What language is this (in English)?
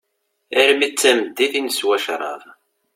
Kabyle